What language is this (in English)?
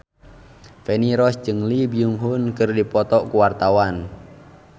Sundanese